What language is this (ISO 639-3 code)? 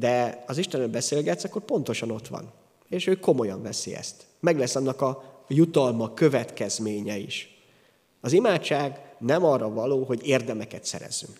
hun